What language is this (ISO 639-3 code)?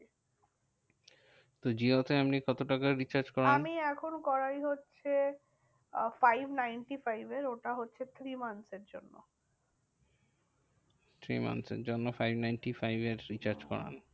ben